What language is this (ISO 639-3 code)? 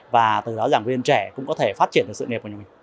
vie